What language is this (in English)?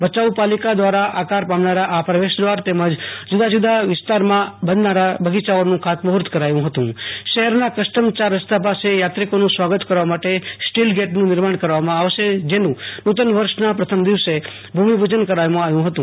Gujarati